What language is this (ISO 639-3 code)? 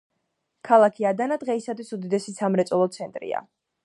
kat